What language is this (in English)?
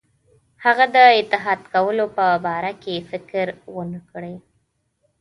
Pashto